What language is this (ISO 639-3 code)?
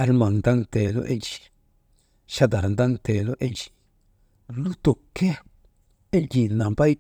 mde